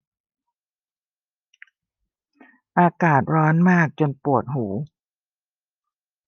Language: Thai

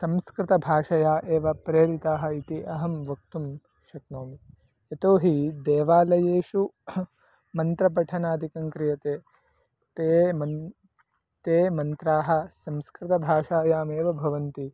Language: Sanskrit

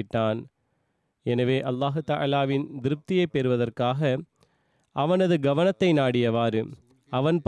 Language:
Tamil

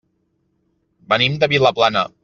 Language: Catalan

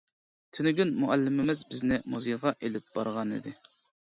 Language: Uyghur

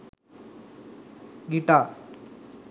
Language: Sinhala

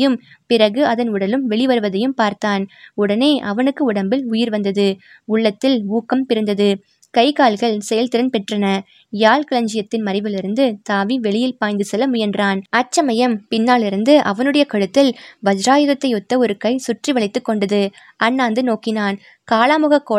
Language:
Tamil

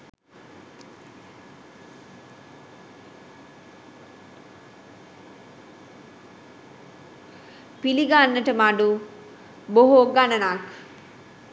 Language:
Sinhala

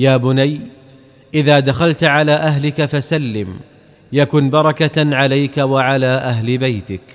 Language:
Arabic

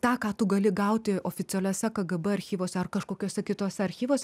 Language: Lithuanian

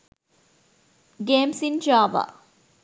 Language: Sinhala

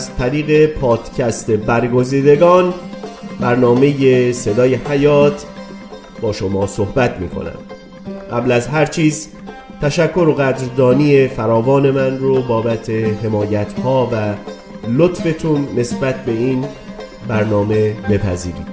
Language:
Persian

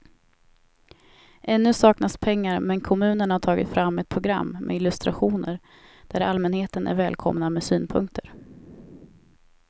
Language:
Swedish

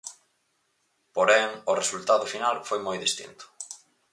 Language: Galician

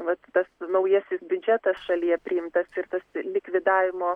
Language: Lithuanian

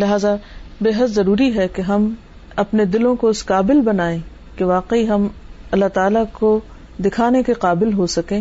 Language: Urdu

